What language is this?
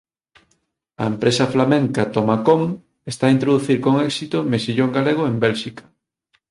Galician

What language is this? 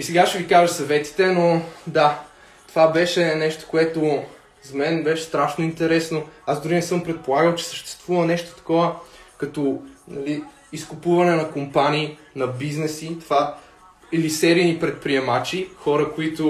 Bulgarian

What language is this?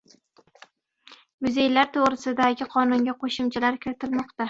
Uzbek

